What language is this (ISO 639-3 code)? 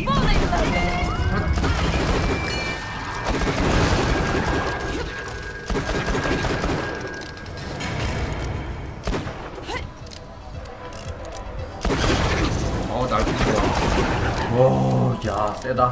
kor